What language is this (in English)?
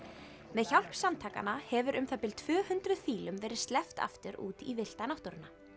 Icelandic